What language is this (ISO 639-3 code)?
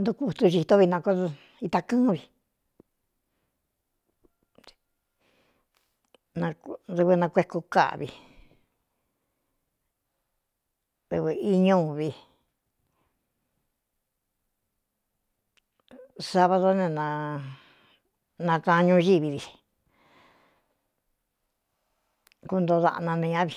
xtu